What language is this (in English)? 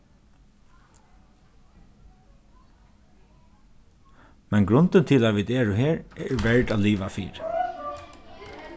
Faroese